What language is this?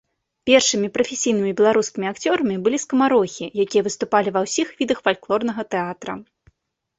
Belarusian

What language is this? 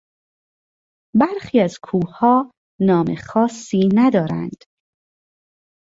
Persian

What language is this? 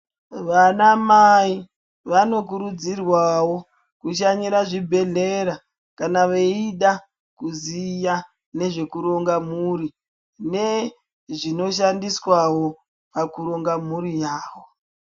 Ndau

